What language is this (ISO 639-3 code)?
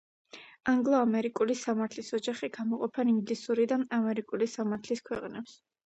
kat